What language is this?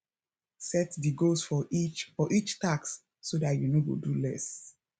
Nigerian Pidgin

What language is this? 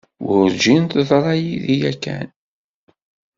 Kabyle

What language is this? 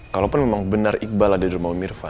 Indonesian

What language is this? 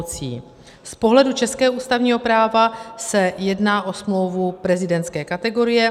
Czech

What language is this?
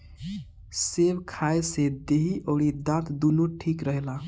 Bhojpuri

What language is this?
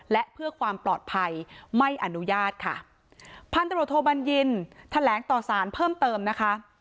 Thai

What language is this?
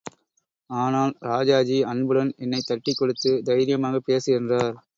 Tamil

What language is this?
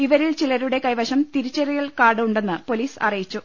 Malayalam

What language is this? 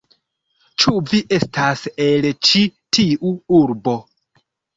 Esperanto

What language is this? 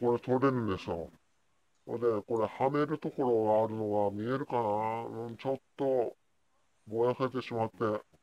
Japanese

